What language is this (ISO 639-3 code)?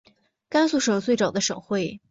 zho